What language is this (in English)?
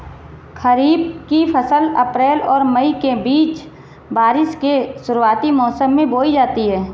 Hindi